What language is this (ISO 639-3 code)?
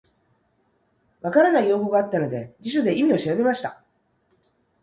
jpn